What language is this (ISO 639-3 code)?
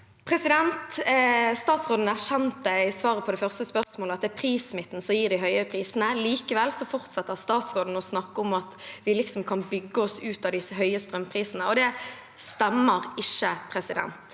nor